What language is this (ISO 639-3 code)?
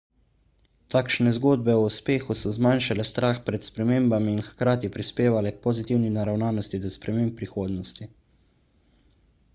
slv